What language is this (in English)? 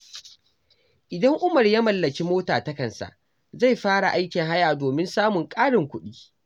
Hausa